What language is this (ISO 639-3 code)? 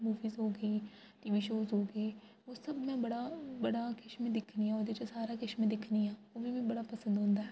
doi